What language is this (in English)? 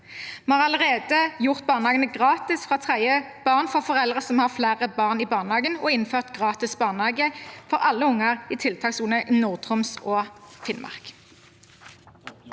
Norwegian